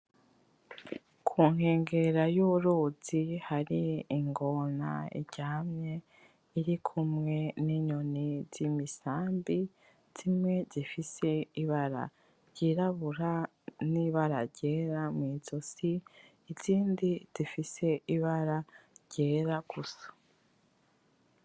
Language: Rundi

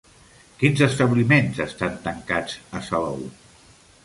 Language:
Catalan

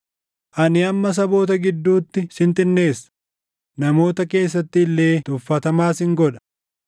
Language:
Oromo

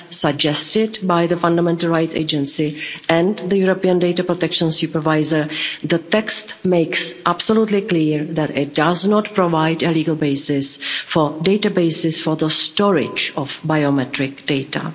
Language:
English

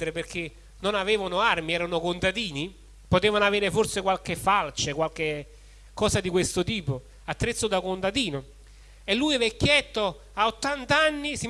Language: Italian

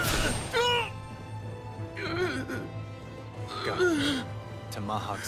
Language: English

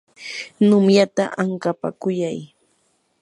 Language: Yanahuanca Pasco Quechua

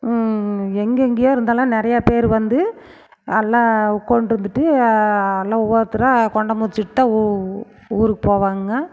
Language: Tamil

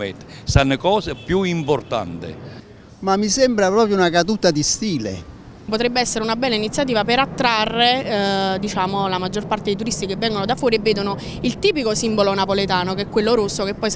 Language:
Italian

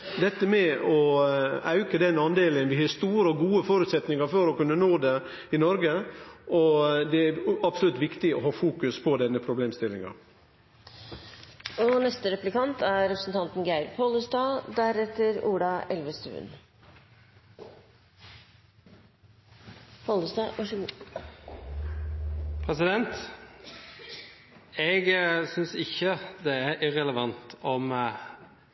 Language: Norwegian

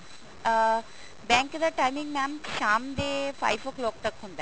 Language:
Punjabi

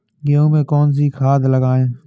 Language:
Hindi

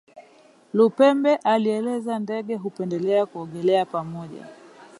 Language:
Swahili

